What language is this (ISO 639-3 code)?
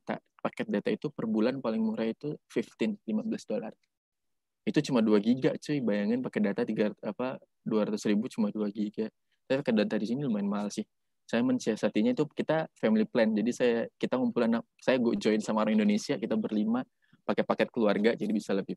ind